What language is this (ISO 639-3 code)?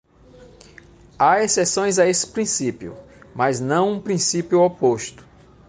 por